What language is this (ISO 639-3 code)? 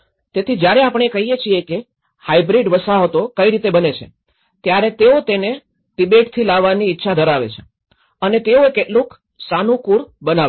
guj